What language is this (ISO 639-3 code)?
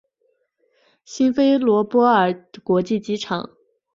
zho